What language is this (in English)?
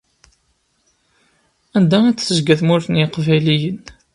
Kabyle